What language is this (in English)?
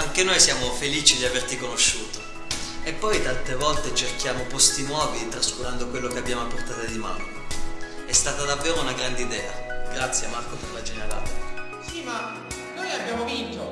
Italian